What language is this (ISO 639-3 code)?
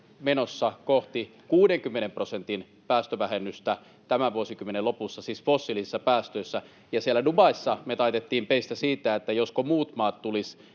fin